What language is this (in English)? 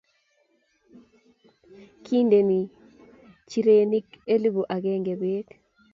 Kalenjin